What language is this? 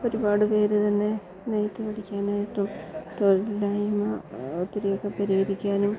Malayalam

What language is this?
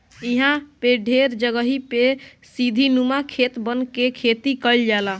Bhojpuri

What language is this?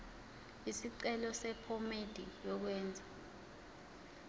Zulu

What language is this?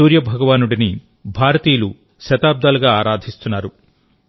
Telugu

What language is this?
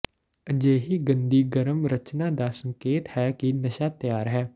Punjabi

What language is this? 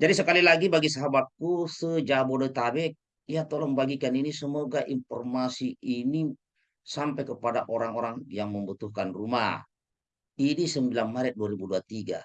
Indonesian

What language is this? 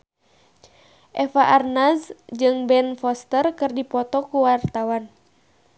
Sundanese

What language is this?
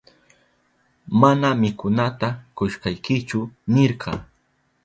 Southern Pastaza Quechua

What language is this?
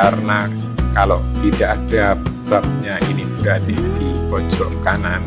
Indonesian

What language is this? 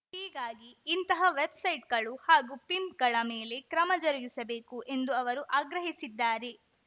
Kannada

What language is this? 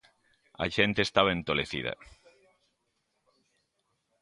Galician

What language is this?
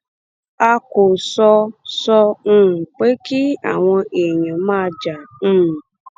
Yoruba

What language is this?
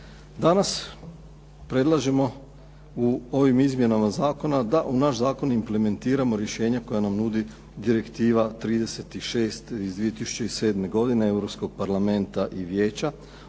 Croatian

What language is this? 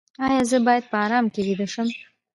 Pashto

